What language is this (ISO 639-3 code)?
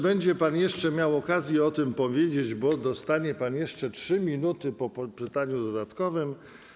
pol